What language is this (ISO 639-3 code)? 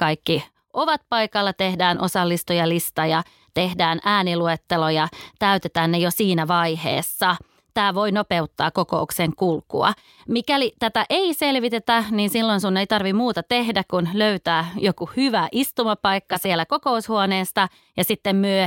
fin